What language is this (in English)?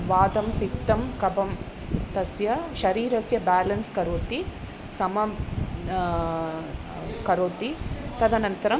Sanskrit